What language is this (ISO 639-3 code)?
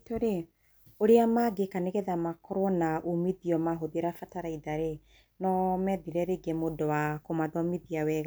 kik